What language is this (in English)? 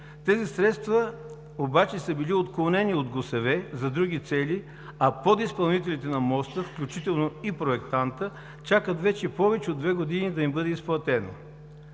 Bulgarian